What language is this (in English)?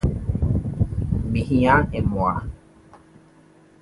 Akan